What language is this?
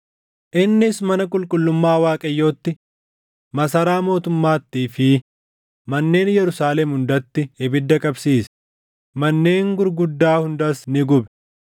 Oromo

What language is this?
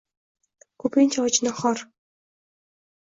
Uzbek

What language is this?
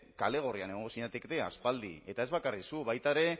Basque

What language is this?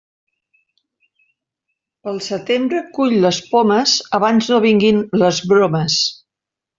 Catalan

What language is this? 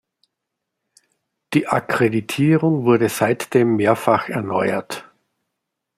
German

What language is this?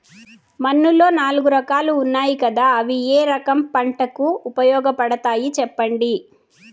Telugu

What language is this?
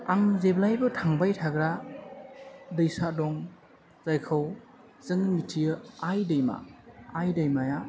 Bodo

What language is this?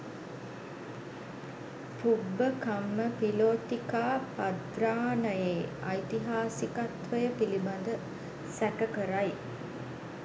Sinhala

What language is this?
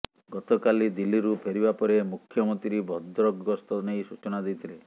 Odia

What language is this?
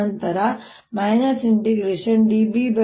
Kannada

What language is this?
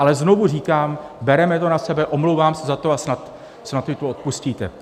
Czech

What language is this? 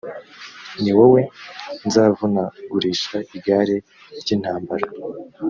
Kinyarwanda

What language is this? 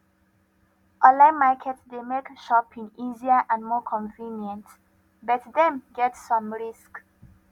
Nigerian Pidgin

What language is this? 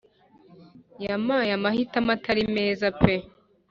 Kinyarwanda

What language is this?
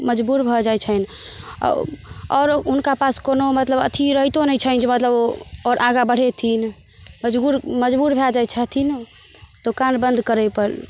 Maithili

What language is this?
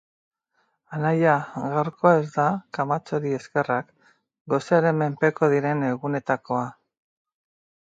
Basque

